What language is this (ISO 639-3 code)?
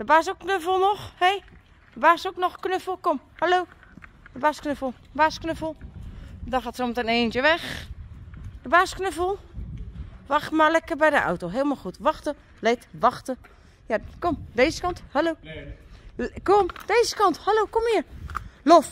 nld